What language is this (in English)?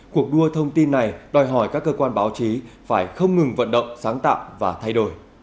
Vietnamese